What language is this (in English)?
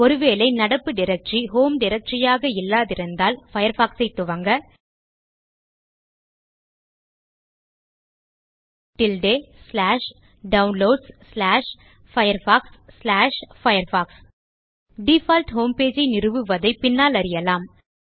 Tamil